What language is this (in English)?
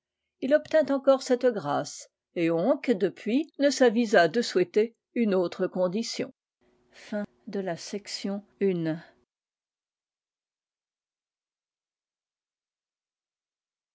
French